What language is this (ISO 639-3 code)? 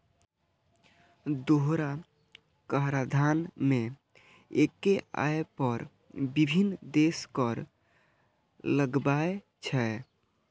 mai